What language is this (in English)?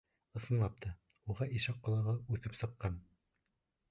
Bashkir